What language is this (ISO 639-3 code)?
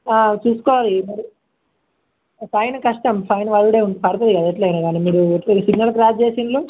tel